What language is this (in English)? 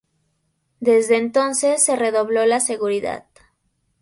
Spanish